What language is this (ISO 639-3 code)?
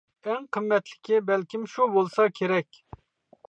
uig